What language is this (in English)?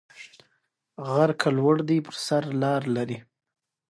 Pashto